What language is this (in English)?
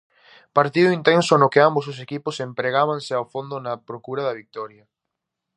Galician